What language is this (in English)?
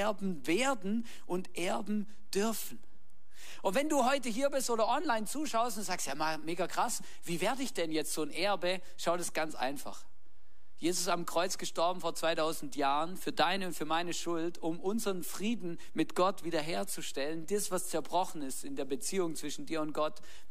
German